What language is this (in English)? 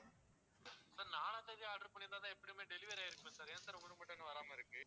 Tamil